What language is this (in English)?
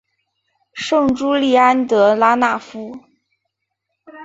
Chinese